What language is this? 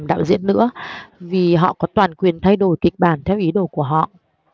Vietnamese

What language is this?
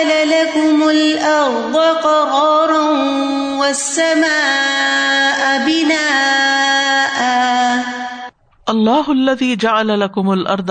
Urdu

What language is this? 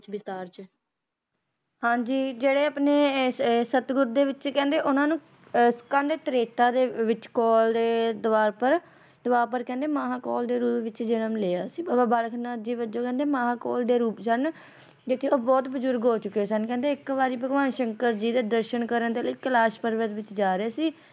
Punjabi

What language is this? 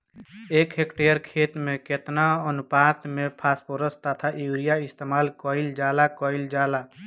Bhojpuri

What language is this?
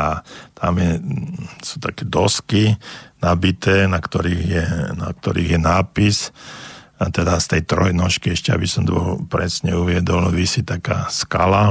Slovak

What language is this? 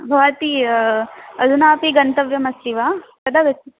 Sanskrit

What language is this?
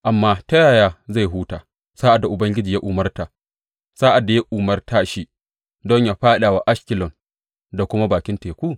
Hausa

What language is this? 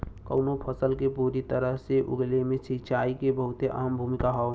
Bhojpuri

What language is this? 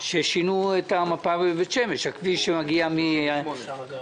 Hebrew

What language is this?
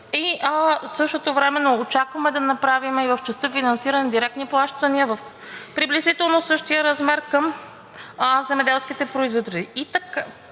Bulgarian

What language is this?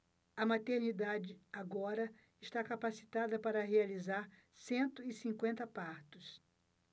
Portuguese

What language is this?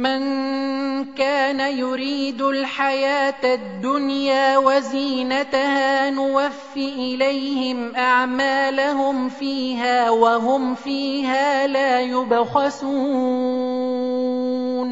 Arabic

